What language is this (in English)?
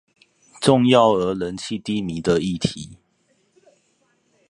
Chinese